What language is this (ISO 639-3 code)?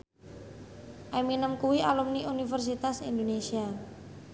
jav